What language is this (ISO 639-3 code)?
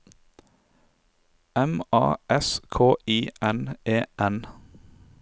nor